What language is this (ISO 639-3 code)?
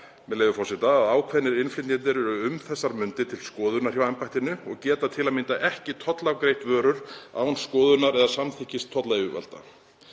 isl